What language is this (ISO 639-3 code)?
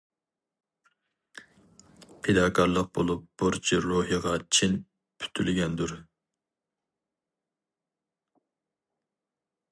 uig